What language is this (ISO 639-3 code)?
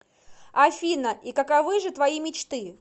rus